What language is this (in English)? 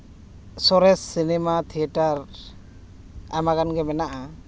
Santali